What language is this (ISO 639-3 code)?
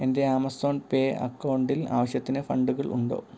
mal